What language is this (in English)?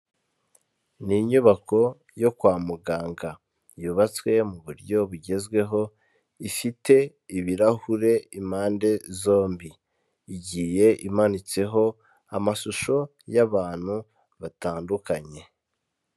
Kinyarwanda